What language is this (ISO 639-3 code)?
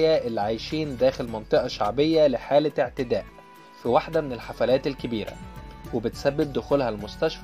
ara